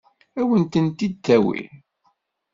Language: Kabyle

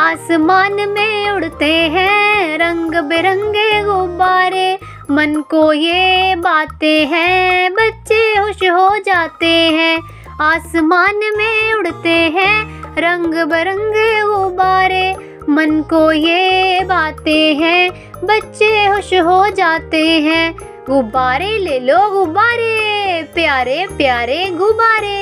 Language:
Hindi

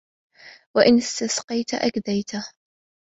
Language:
Arabic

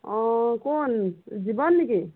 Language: Assamese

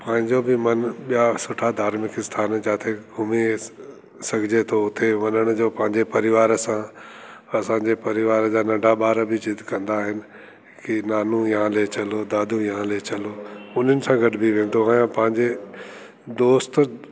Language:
Sindhi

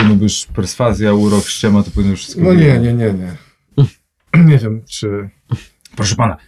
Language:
Polish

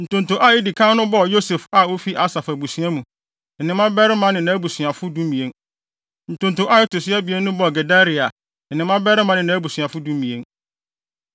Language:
Akan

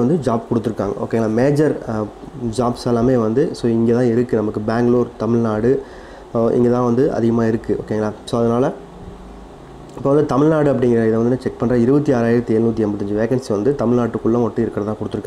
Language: Hindi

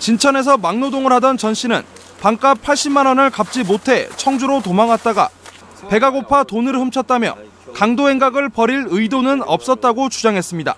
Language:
Korean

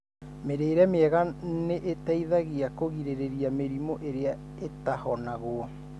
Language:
Kikuyu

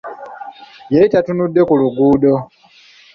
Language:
Ganda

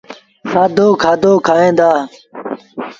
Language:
Sindhi Bhil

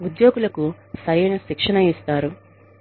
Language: Telugu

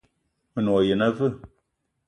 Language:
Eton (Cameroon)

